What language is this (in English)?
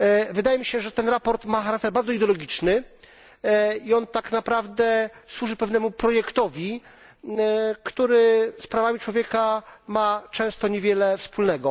Polish